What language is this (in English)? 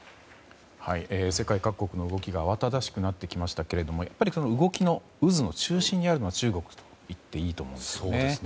Japanese